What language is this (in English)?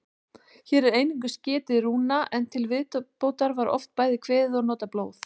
Icelandic